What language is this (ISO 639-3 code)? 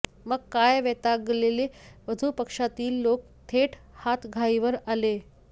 mar